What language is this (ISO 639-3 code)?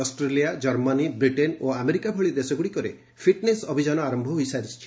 ori